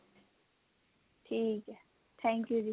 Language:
Punjabi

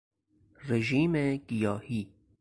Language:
Persian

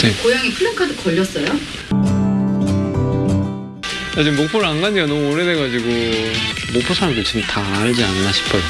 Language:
Korean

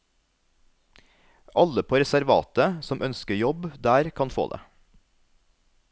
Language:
Norwegian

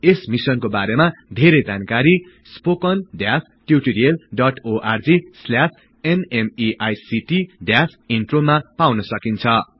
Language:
Nepali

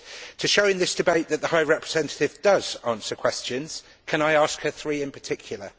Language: English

